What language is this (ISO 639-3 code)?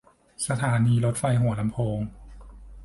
tha